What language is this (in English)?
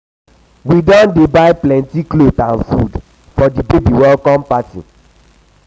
Nigerian Pidgin